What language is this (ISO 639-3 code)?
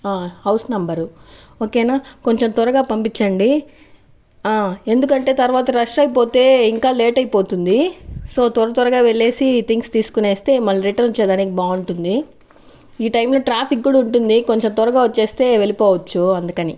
tel